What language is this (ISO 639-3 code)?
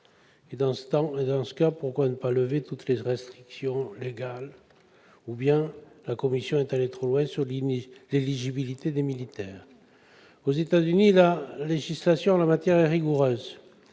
fra